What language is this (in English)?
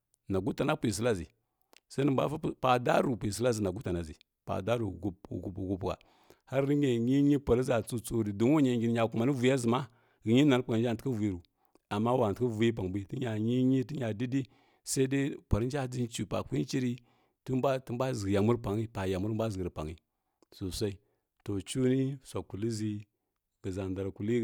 Kirya-Konzəl